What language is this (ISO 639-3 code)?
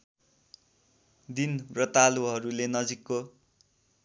nep